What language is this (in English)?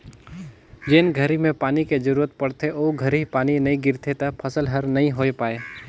Chhattisgarhi